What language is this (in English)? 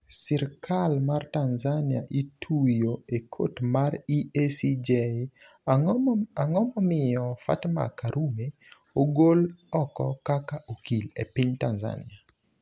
Luo (Kenya and Tanzania)